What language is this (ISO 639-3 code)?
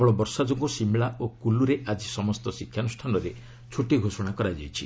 ori